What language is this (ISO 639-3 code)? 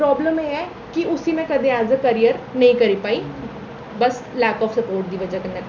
doi